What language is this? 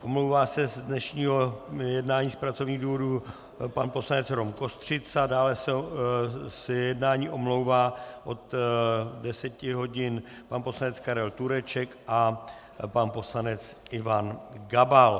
Czech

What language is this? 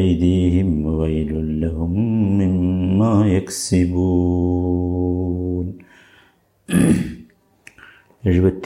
Malayalam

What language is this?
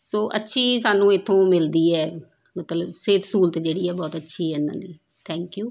Punjabi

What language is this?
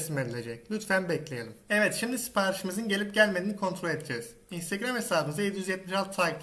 Turkish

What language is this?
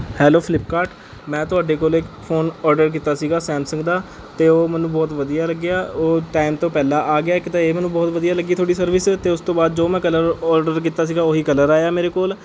Punjabi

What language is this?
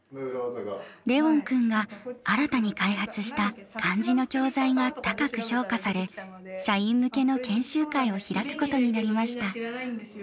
Japanese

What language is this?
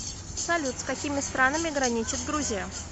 Russian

